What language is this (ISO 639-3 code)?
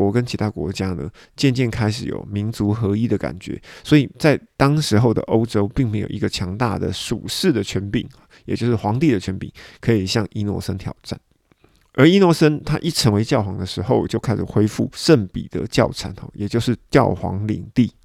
zho